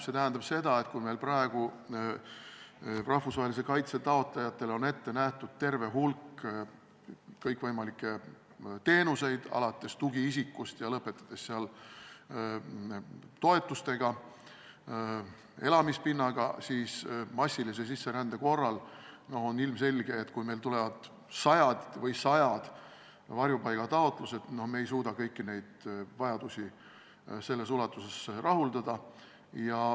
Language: Estonian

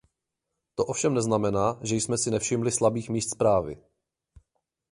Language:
Czech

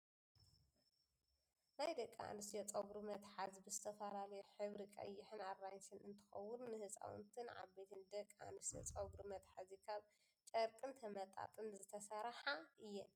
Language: Tigrinya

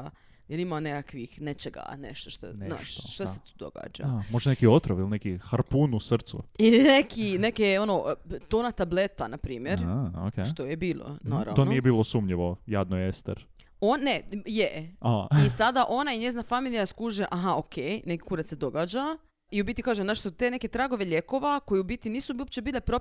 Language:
Croatian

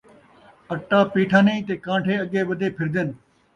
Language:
Saraiki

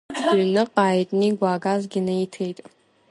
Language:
Abkhazian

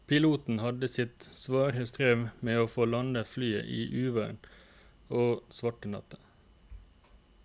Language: Norwegian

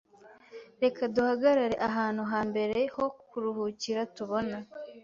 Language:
Kinyarwanda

